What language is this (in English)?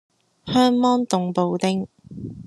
Cantonese